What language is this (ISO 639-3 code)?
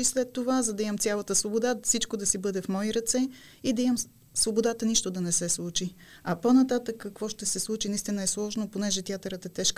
bul